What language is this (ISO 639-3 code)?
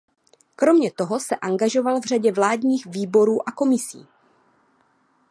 ces